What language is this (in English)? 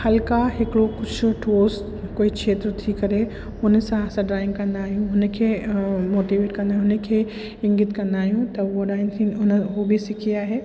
Sindhi